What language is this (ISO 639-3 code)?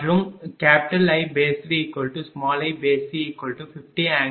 tam